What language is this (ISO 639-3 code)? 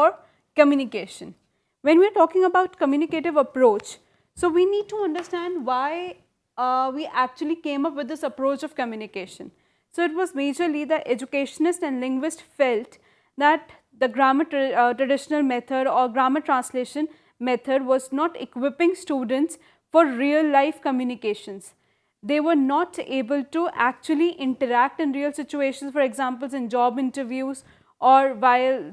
eng